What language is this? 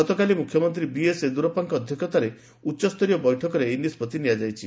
Odia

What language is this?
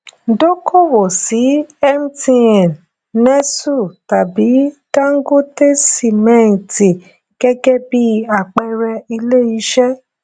Yoruba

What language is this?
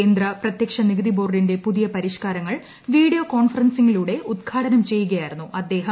Malayalam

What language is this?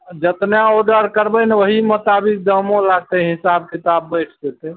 Maithili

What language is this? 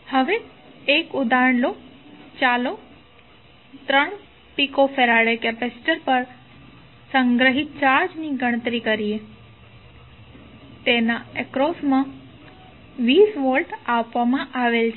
Gujarati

